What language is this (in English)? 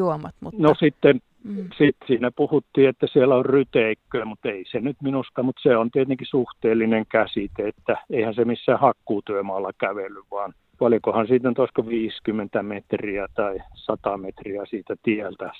Finnish